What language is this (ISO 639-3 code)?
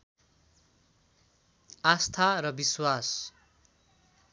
nep